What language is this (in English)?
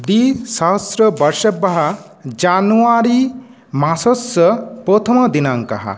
Sanskrit